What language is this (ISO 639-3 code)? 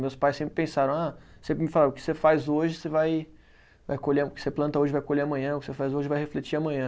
por